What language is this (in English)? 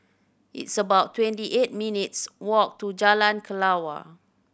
English